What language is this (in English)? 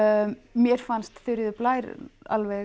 Icelandic